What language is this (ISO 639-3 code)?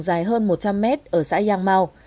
vie